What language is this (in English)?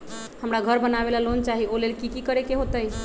Magahi